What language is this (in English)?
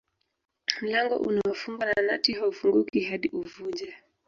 Swahili